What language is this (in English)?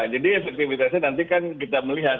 Indonesian